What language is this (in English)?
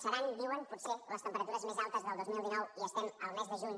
Catalan